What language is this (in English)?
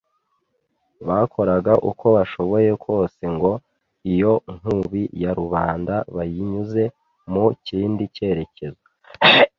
Kinyarwanda